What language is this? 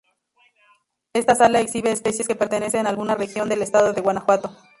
Spanish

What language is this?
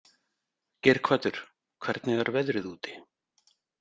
Icelandic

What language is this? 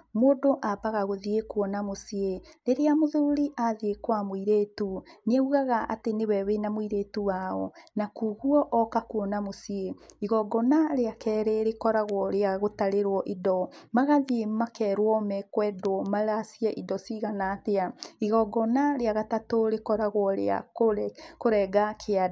Kikuyu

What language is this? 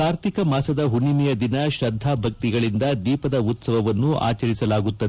Kannada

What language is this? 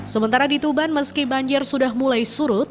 Indonesian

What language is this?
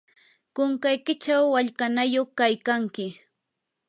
Yanahuanca Pasco Quechua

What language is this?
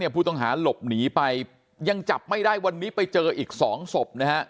Thai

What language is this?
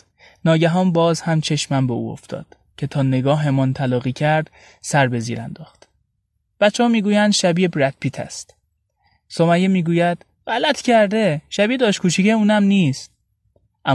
Persian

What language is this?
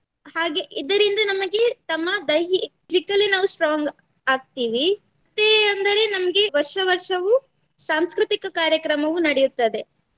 Kannada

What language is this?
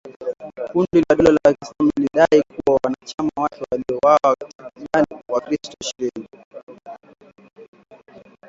Swahili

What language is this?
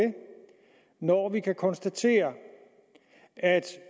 Danish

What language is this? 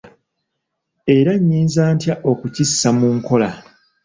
Ganda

